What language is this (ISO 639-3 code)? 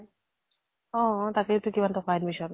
asm